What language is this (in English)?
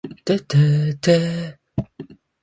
Japanese